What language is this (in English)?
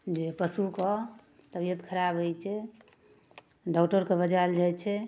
Maithili